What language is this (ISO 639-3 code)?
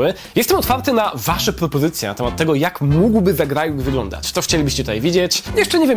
pol